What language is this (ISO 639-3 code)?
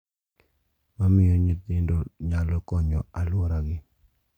luo